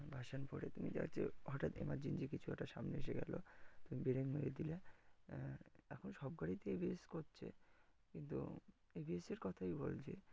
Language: Bangla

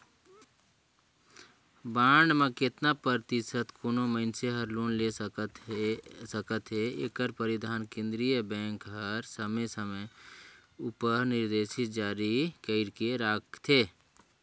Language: Chhattisgarhi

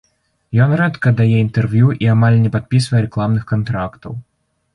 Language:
Belarusian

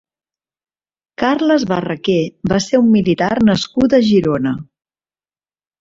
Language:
Catalan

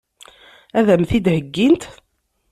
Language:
Kabyle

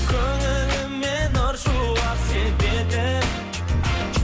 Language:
Kazakh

